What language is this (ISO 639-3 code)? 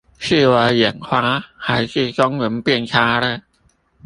zho